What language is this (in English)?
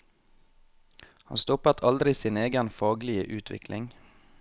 Norwegian